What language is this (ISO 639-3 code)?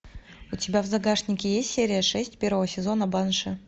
rus